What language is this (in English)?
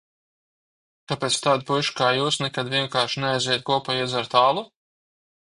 Latvian